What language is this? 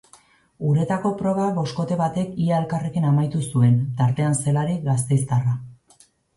Basque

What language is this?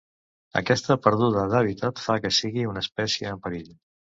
Catalan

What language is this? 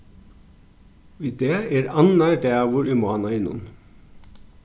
Faroese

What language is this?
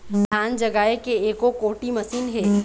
Chhattisgarhi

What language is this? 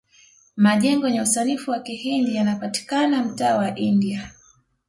Swahili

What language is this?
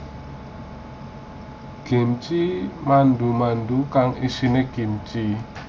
Javanese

